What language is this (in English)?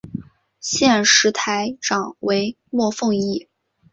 Chinese